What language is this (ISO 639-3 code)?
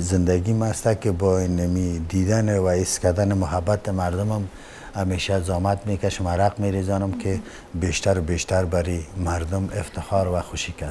fas